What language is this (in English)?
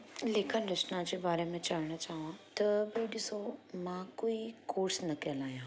Sindhi